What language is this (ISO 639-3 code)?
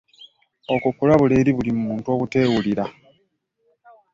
lug